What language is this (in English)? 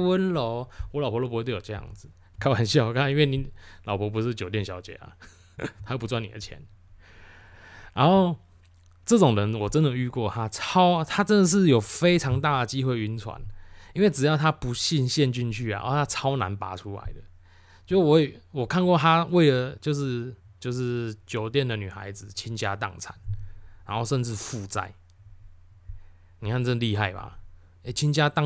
Chinese